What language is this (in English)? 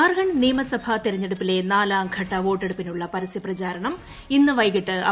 Malayalam